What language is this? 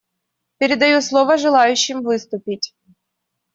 Russian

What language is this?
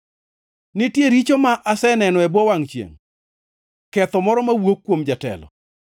Luo (Kenya and Tanzania)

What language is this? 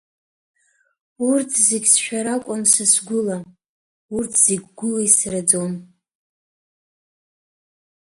Abkhazian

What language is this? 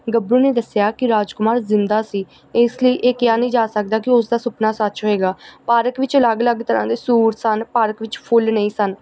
Punjabi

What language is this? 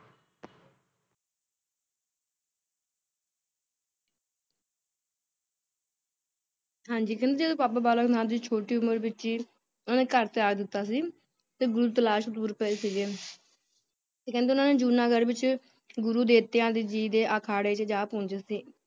Punjabi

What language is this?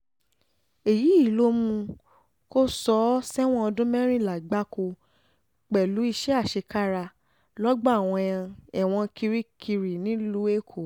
Yoruba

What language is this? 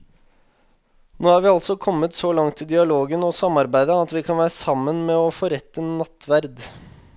Norwegian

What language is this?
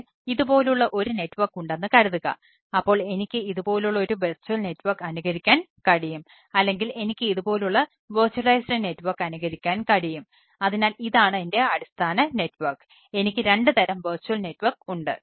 Malayalam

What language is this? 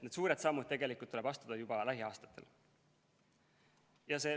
Estonian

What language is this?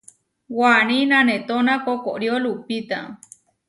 Huarijio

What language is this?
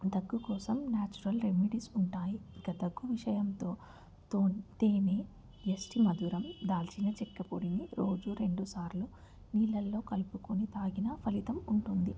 Telugu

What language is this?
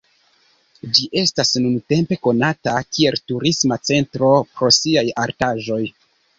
Esperanto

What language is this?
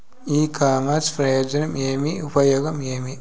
Telugu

